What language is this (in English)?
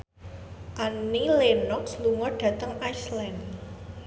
Javanese